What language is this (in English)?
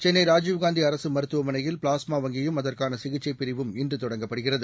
Tamil